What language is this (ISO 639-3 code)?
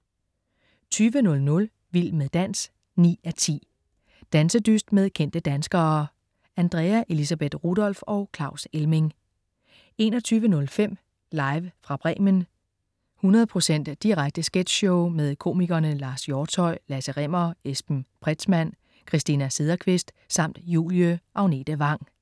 dan